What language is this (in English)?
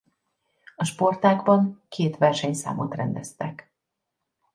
Hungarian